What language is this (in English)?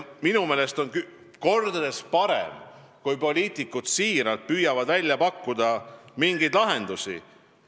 Estonian